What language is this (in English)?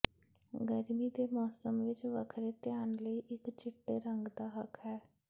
Punjabi